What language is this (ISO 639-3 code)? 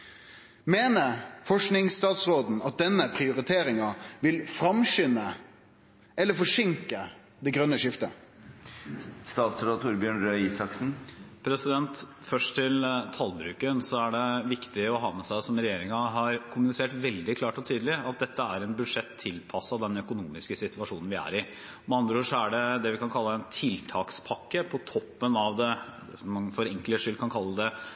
nor